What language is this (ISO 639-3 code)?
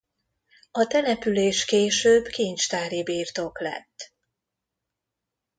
hun